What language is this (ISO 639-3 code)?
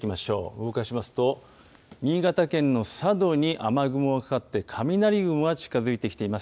jpn